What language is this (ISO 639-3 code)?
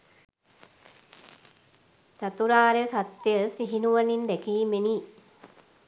sin